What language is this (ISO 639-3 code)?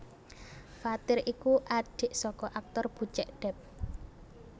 jav